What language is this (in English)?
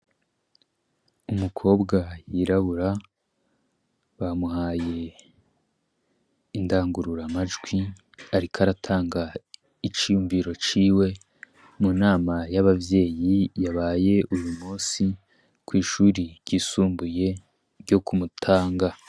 Rundi